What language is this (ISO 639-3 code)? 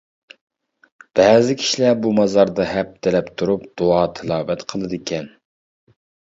uig